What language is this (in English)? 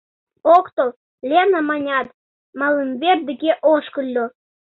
Mari